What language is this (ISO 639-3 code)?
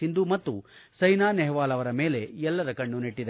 kan